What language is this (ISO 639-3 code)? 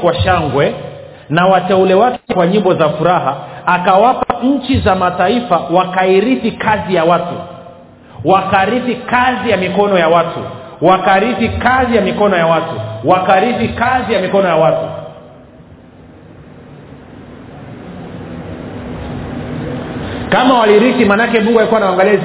swa